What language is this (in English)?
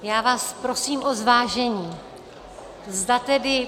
Czech